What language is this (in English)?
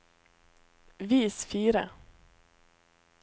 Norwegian